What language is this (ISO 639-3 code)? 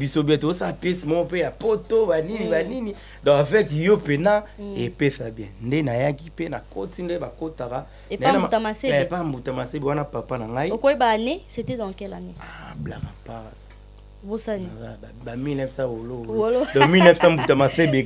fra